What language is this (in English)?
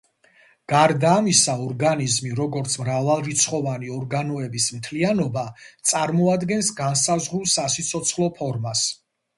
Georgian